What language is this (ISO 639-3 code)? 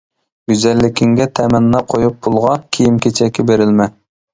uig